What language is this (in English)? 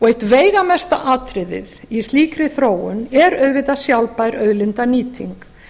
Icelandic